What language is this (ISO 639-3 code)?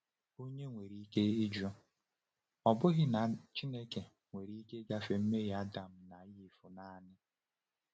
ibo